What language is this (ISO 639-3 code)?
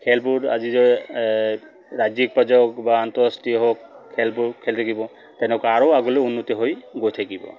asm